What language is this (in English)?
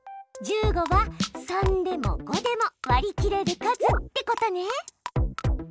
Japanese